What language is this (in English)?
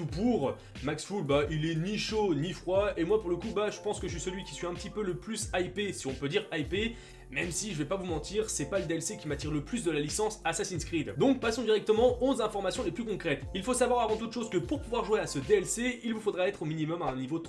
French